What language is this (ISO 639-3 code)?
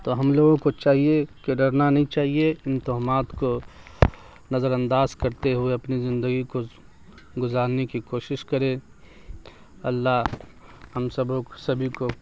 urd